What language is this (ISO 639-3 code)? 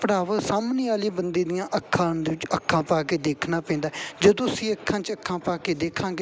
pan